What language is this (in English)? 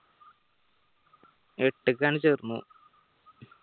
Malayalam